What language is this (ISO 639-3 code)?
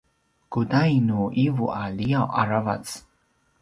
pwn